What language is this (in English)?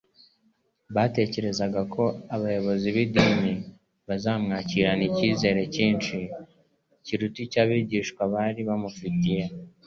Kinyarwanda